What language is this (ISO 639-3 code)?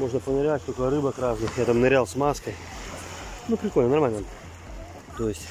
rus